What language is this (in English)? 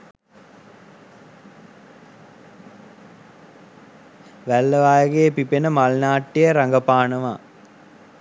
Sinhala